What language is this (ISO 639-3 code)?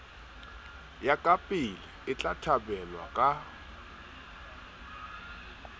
sot